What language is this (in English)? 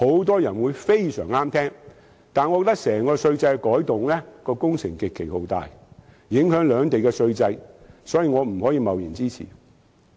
Cantonese